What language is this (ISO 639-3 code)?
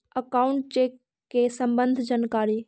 mag